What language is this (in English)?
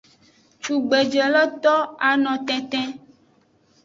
Aja (Benin)